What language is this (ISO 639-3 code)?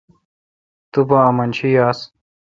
xka